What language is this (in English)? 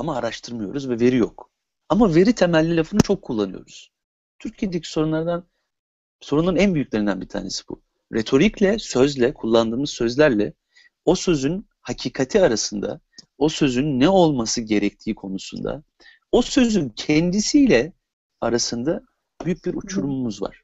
Turkish